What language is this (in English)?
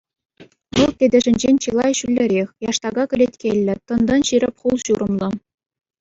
Chuvash